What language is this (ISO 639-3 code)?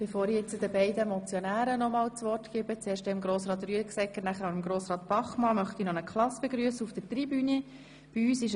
gsw